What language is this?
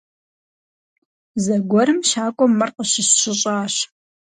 Kabardian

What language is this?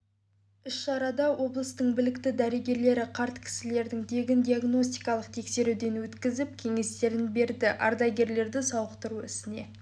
Kazakh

